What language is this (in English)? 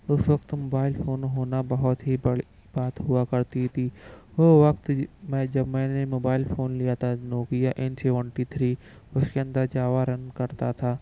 Urdu